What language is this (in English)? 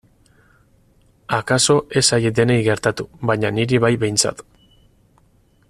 Basque